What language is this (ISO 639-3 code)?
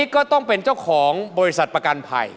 tha